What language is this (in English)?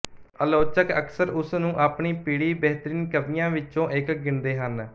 Punjabi